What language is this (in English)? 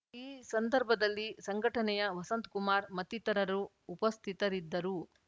Kannada